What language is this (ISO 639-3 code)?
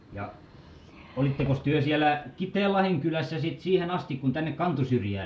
fin